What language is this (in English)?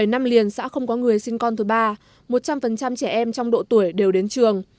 Vietnamese